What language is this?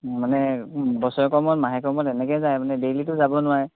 Assamese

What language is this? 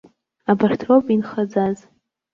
Abkhazian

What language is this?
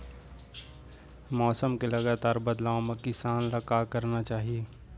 Chhattisgarhi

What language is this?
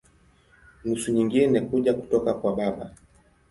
Swahili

